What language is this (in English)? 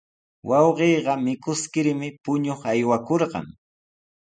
Sihuas Ancash Quechua